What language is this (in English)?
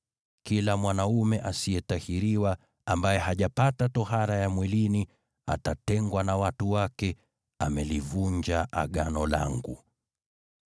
Swahili